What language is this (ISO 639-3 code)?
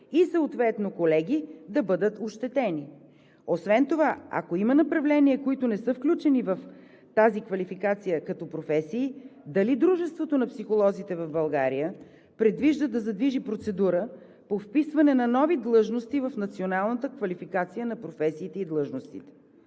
bul